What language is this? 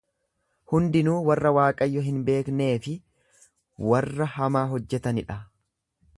Oromo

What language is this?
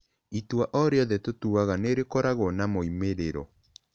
Kikuyu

